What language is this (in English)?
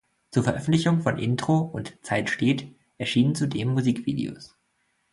German